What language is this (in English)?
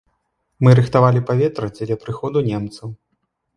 Belarusian